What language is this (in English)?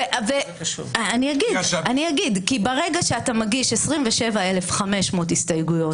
Hebrew